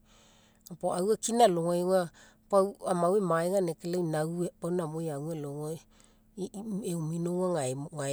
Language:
Mekeo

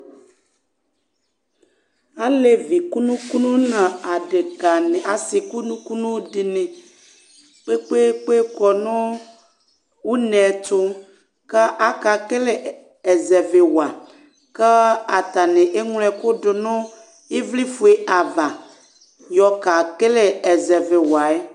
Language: Ikposo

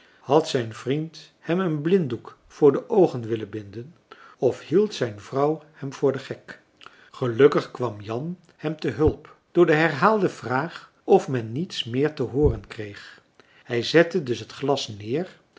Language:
Dutch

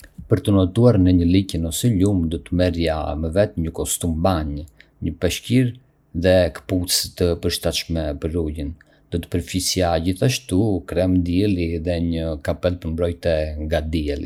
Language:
Arbëreshë Albanian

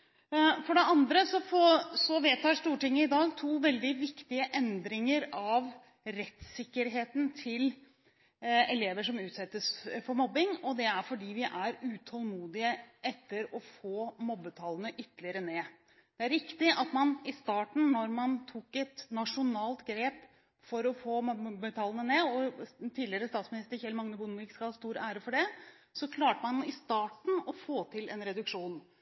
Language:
Norwegian Bokmål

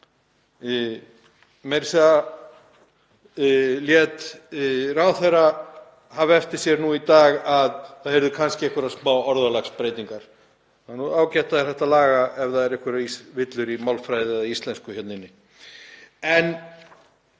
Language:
Icelandic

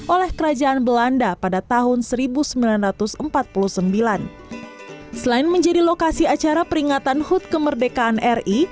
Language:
Indonesian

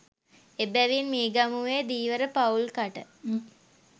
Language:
Sinhala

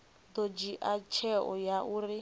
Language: Venda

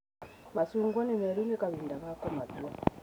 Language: Kikuyu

